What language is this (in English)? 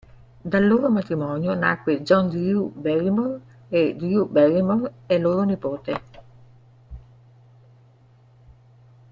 Italian